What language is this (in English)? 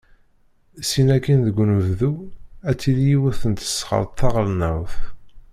Kabyle